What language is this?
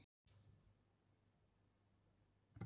Icelandic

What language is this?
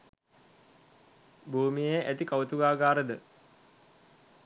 Sinhala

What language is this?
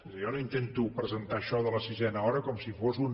Catalan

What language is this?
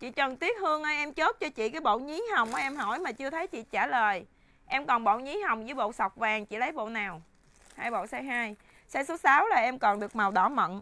Vietnamese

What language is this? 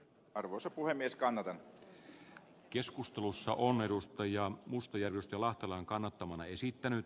Finnish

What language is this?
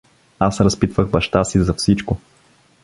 Bulgarian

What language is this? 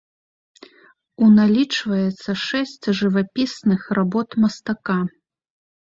Belarusian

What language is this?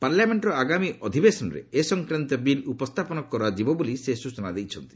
Odia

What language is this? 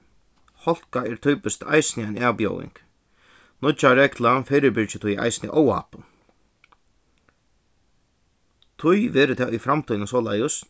Faroese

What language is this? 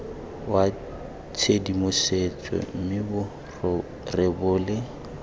Tswana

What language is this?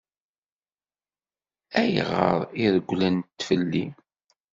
Kabyle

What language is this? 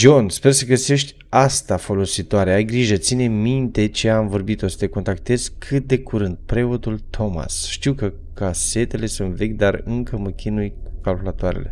Romanian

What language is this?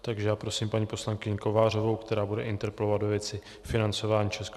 Czech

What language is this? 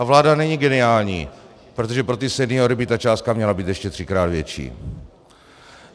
Czech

